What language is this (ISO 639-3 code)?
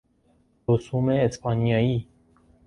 fas